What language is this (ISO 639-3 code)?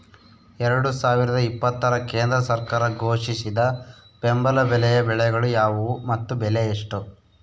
kan